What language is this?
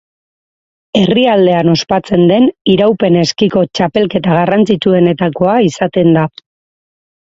Basque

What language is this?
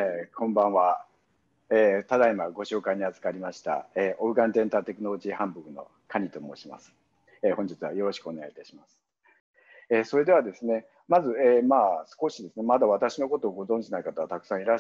Japanese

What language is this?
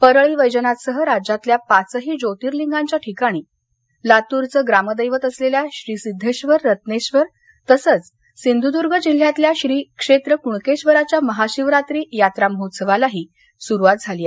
Marathi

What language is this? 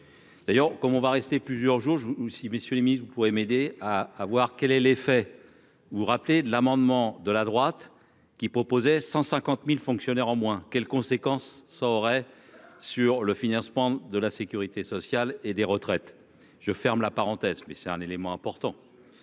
French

